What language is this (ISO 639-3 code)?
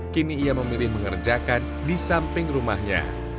ind